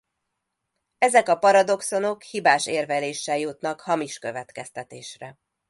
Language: Hungarian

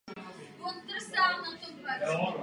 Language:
Czech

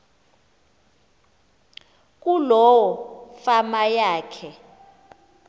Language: Xhosa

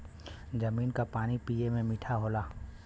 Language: Bhojpuri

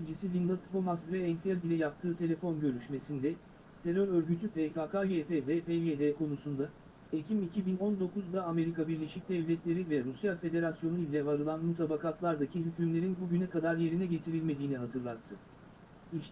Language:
Turkish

